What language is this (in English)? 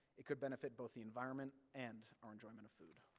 English